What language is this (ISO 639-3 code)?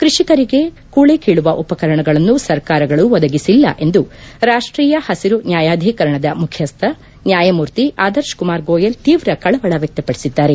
kan